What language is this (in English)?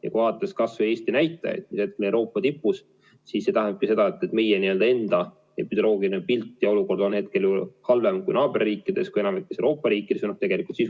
Estonian